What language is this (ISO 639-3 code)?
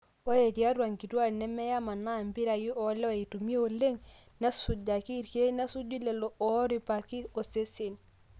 mas